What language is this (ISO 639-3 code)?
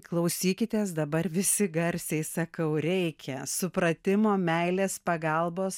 lit